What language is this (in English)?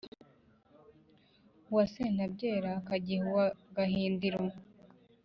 Kinyarwanda